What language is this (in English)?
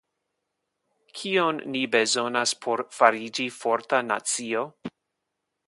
Esperanto